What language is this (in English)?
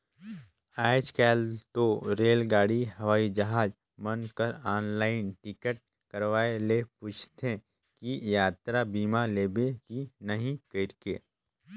Chhattisgarhi